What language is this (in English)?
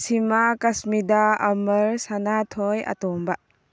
Manipuri